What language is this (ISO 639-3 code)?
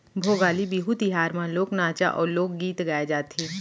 hne